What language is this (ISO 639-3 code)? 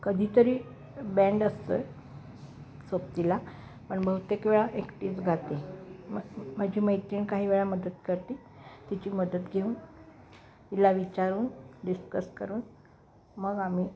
mar